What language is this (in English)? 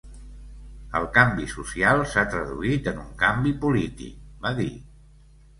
Catalan